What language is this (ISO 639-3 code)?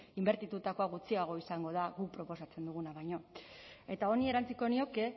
eus